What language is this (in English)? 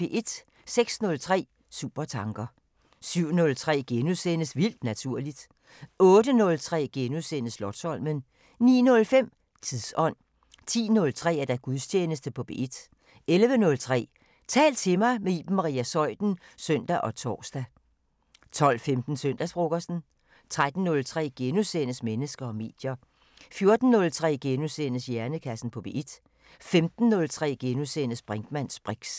Danish